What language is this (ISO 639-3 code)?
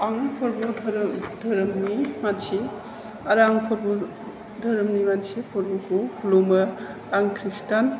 brx